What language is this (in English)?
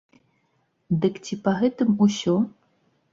Belarusian